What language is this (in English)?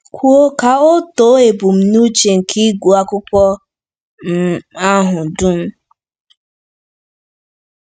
Igbo